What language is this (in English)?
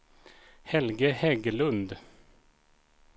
Swedish